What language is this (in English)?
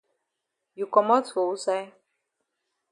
Cameroon Pidgin